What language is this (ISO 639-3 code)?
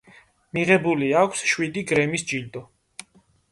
kat